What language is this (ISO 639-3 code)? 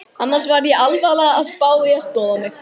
isl